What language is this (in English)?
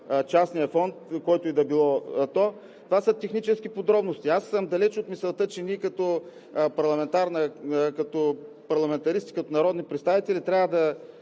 Bulgarian